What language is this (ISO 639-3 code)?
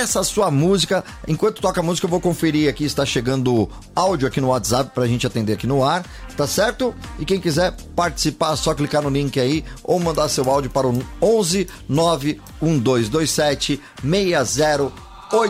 por